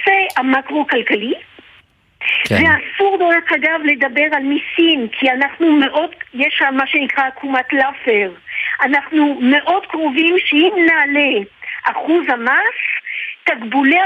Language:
Hebrew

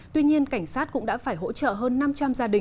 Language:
Vietnamese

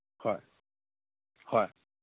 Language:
Manipuri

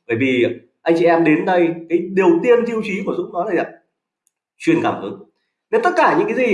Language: Vietnamese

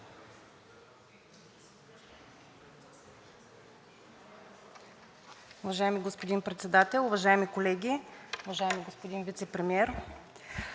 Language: Bulgarian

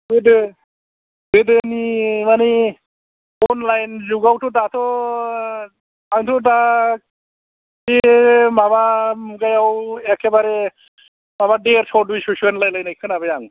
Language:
Bodo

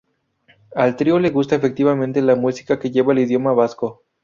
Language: Spanish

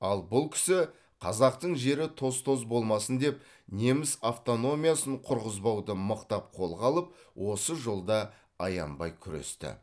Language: Kazakh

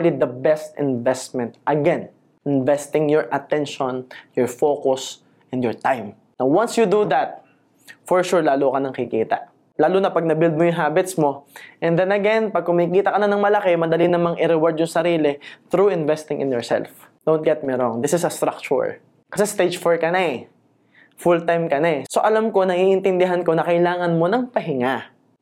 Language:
Filipino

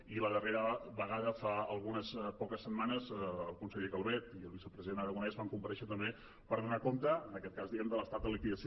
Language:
Catalan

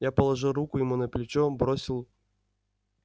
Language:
Russian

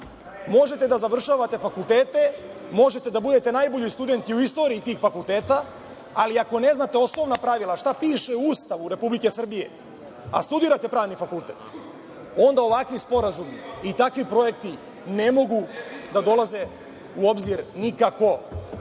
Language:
Serbian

